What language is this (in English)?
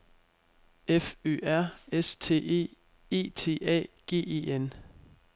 Danish